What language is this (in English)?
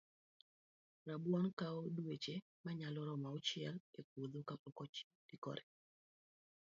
Luo (Kenya and Tanzania)